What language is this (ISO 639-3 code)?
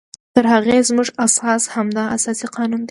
pus